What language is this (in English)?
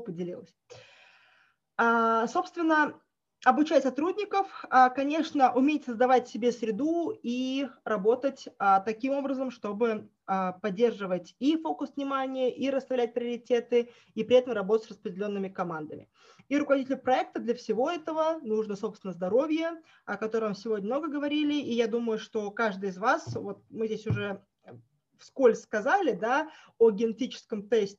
Russian